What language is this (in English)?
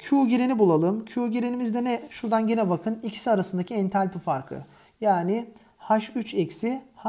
Turkish